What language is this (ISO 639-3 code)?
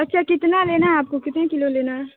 urd